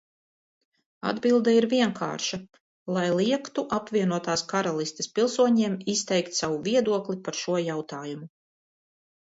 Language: Latvian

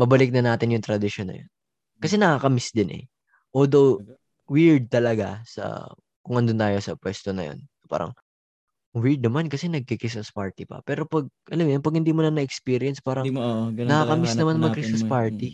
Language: Filipino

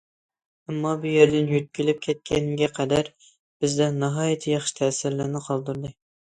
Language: Uyghur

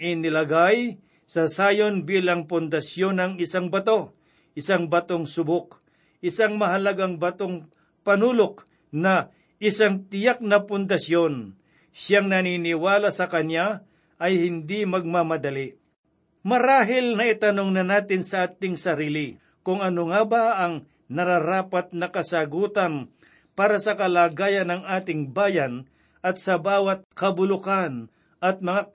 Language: Filipino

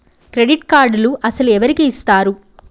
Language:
Telugu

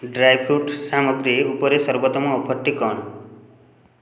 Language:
Odia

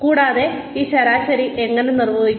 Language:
Malayalam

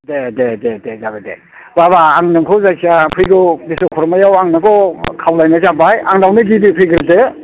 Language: Bodo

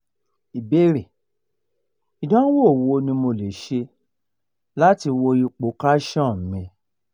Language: Yoruba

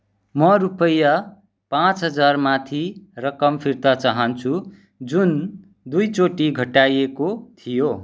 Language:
Nepali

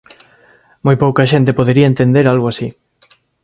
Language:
Galician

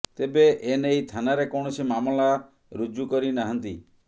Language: Odia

